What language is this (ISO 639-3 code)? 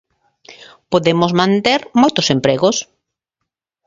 glg